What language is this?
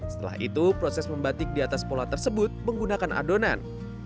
Indonesian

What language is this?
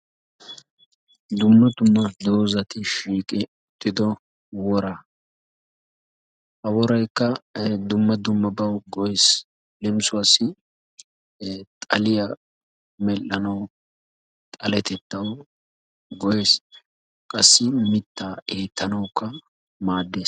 Wolaytta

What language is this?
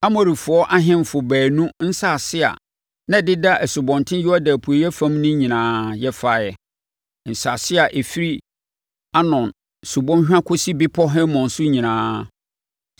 Akan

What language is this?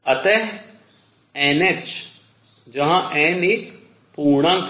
Hindi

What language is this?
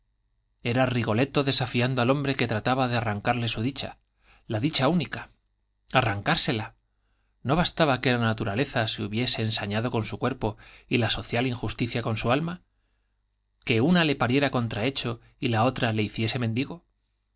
Spanish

